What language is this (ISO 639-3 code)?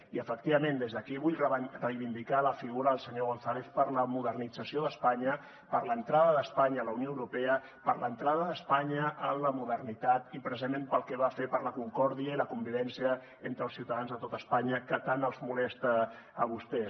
cat